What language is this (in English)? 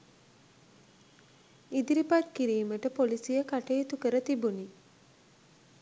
Sinhala